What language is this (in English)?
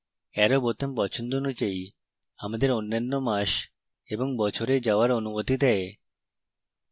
Bangla